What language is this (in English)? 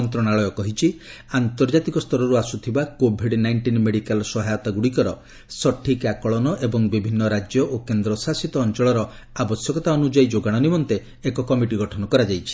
Odia